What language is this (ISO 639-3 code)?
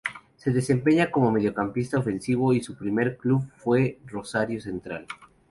spa